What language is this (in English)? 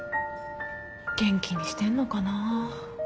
Japanese